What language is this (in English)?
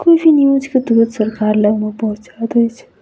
Maithili